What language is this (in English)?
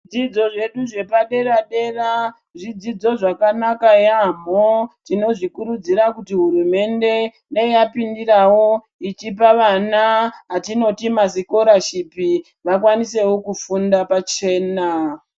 Ndau